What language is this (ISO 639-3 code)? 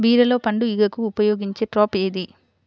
tel